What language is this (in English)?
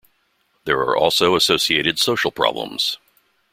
English